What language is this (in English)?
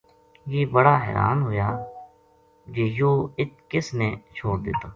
Gujari